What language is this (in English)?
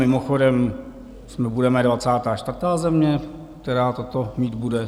Czech